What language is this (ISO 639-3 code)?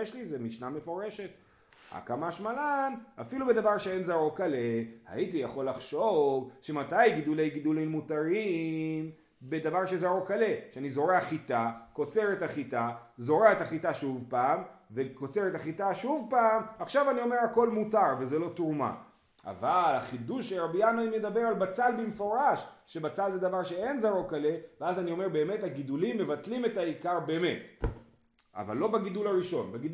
heb